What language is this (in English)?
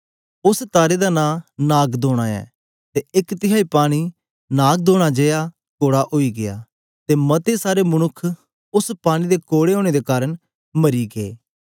Dogri